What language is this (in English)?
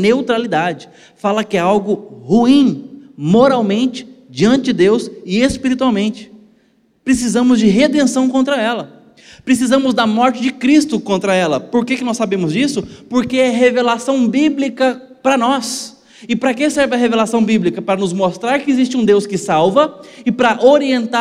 Portuguese